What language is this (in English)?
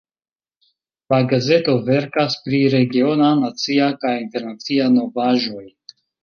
Esperanto